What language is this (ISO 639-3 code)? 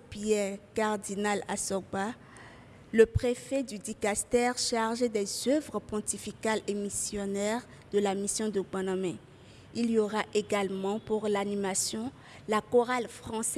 fra